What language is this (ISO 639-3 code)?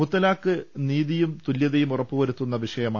mal